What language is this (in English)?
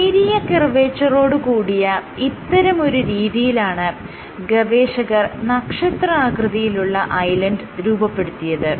Malayalam